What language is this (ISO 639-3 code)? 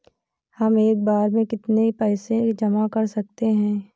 hin